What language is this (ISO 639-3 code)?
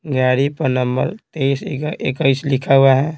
hin